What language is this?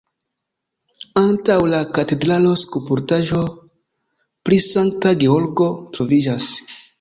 Esperanto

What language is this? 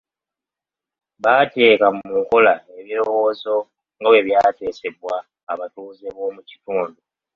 Ganda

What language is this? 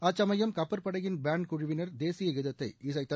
Tamil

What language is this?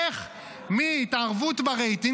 Hebrew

